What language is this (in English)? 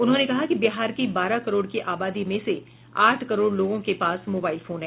Hindi